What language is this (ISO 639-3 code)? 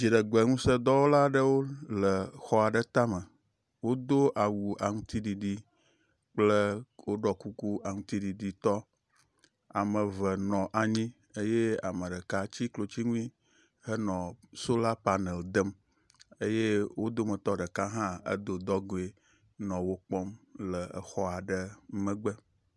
ewe